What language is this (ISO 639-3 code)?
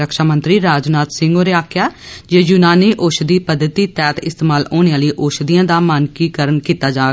doi